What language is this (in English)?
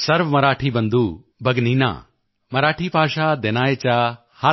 Punjabi